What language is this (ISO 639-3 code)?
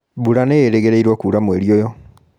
kik